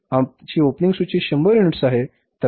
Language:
Marathi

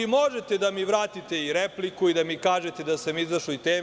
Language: Serbian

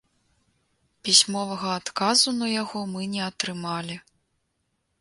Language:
Belarusian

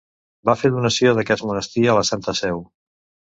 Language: Catalan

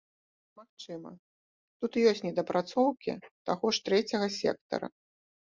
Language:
Belarusian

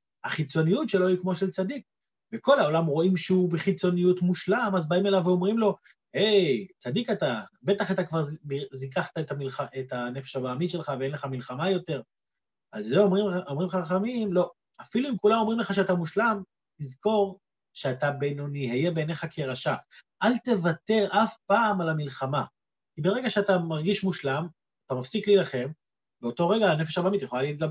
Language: Hebrew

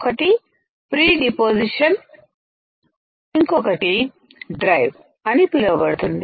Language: Telugu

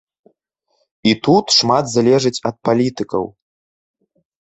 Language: Belarusian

